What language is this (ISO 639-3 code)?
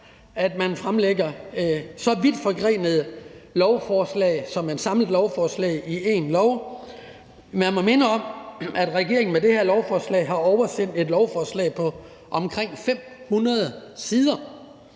dan